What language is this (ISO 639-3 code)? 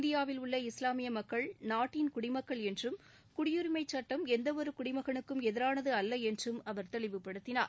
tam